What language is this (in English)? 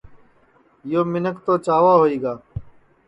Sansi